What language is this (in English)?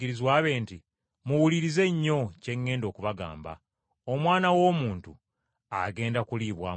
Ganda